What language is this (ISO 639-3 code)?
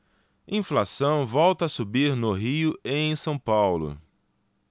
por